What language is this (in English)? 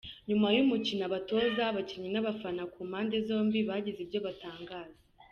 Kinyarwanda